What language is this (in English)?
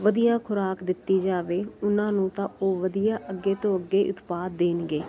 Punjabi